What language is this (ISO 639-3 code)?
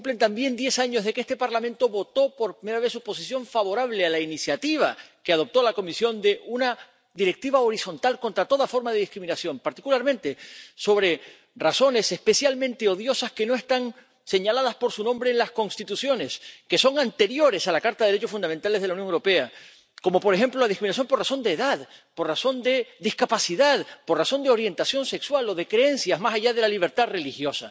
spa